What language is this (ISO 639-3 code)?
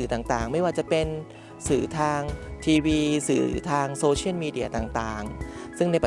tha